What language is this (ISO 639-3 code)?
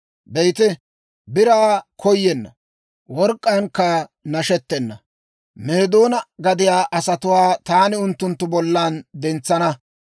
dwr